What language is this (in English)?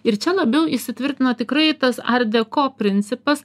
Lithuanian